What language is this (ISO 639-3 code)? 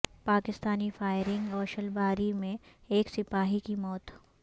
urd